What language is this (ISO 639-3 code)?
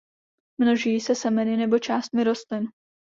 ces